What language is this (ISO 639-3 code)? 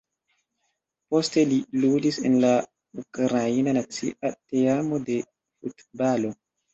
epo